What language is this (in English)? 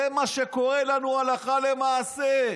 Hebrew